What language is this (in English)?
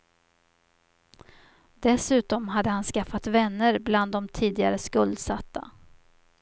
Swedish